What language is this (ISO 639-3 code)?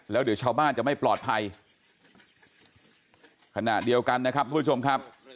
tha